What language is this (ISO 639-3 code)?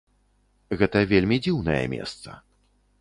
bel